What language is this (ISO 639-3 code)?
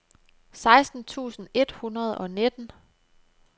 dan